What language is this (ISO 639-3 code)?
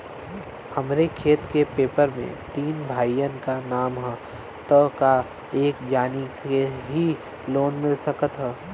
bho